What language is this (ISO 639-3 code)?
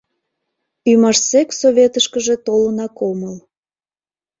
chm